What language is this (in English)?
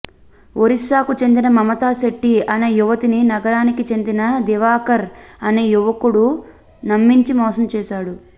Telugu